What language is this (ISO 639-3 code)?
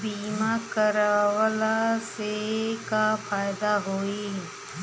bho